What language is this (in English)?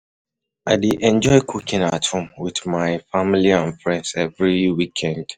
Nigerian Pidgin